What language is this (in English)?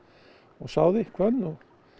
Icelandic